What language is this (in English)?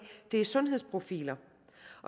Danish